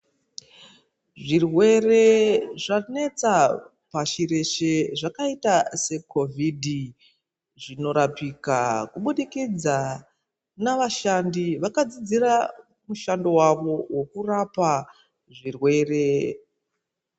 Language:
Ndau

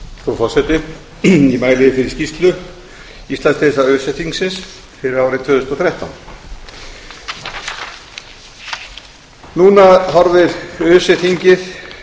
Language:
Icelandic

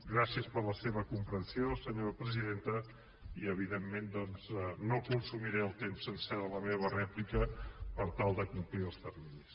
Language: Catalan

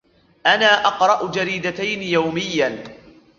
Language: Arabic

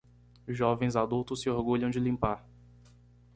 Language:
Portuguese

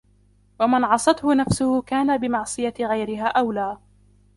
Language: Arabic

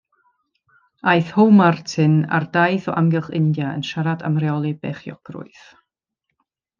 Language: Welsh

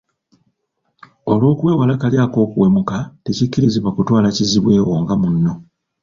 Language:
Ganda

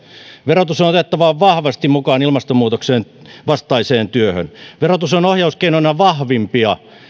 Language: Finnish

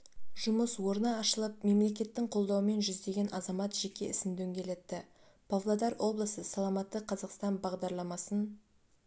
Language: Kazakh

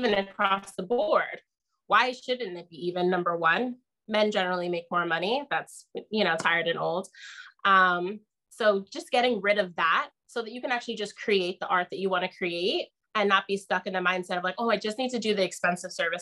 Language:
English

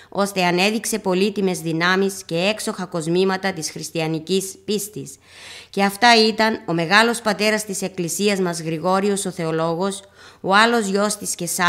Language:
Greek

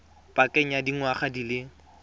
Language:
Tswana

